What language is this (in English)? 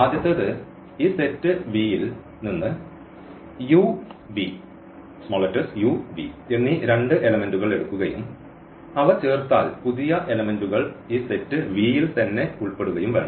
Malayalam